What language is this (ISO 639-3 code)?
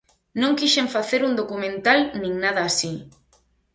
glg